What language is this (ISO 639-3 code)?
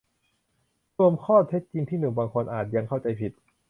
tha